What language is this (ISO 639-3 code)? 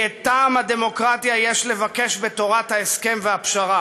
heb